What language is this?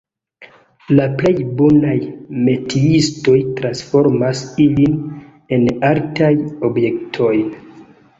Esperanto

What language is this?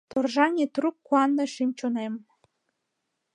Mari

